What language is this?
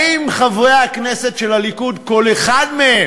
Hebrew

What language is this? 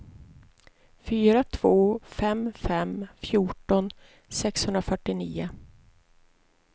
Swedish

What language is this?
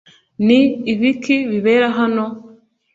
Kinyarwanda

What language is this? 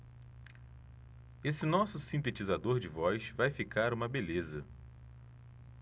Portuguese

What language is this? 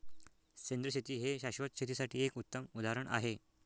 Marathi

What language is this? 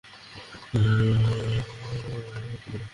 Bangla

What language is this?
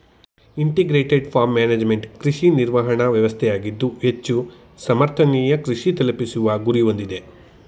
Kannada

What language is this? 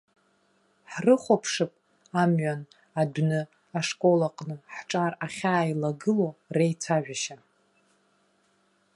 Abkhazian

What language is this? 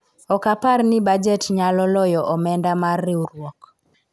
Luo (Kenya and Tanzania)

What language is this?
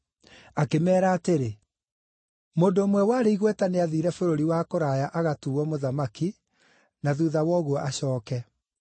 Kikuyu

